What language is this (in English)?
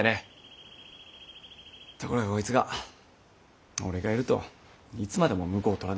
Japanese